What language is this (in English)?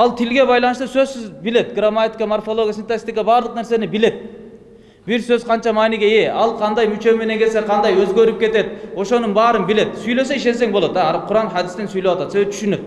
Turkish